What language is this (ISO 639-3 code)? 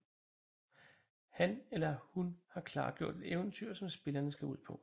dan